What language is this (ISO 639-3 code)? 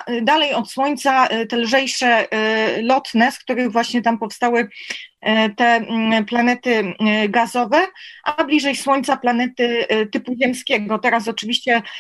pol